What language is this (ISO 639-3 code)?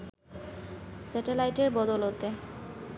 ben